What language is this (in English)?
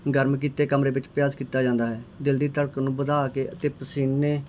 Punjabi